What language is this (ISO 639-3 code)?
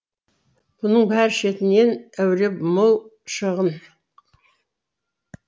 kaz